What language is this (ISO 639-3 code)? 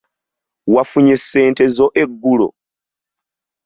lug